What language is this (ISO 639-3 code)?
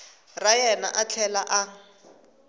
tso